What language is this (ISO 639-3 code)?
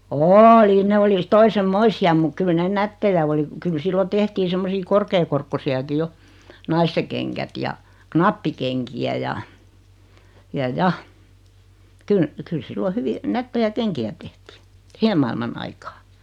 fin